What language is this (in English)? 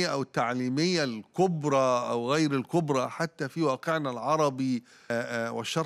Arabic